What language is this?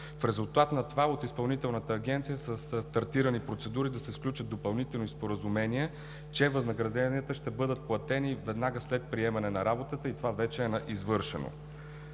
Bulgarian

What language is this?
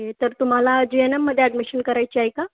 Marathi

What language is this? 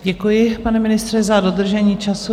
Czech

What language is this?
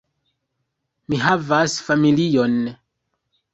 Esperanto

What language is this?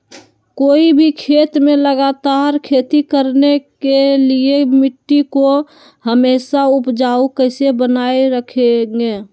Magahi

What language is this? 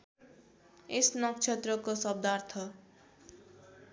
Nepali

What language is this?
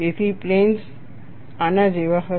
Gujarati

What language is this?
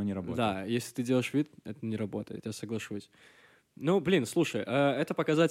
Russian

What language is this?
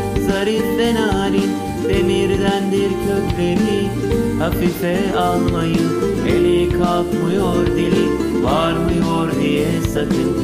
Turkish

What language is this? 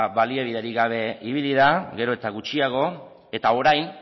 Basque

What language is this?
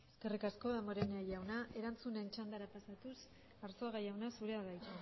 Basque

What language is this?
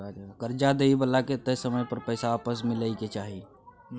Maithili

